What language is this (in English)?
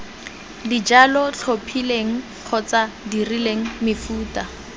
Tswana